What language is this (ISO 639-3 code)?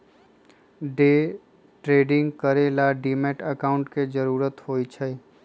mag